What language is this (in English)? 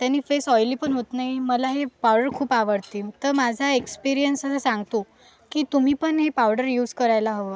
Marathi